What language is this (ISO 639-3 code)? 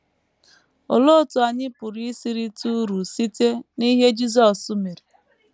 ibo